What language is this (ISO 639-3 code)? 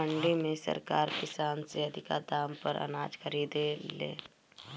bho